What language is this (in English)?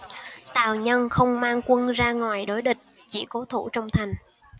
Vietnamese